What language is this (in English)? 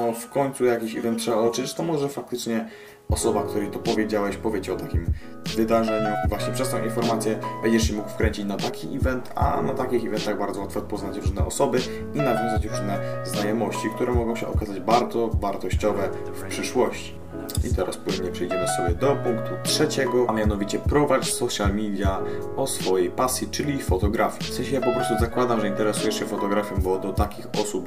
Polish